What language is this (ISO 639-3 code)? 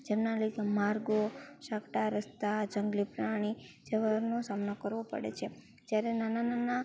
guj